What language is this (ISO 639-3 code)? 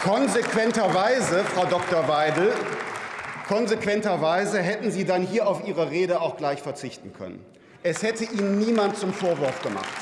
deu